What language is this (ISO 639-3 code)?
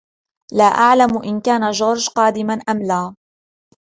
ara